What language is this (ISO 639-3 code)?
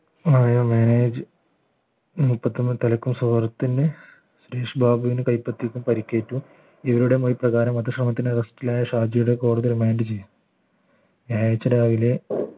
mal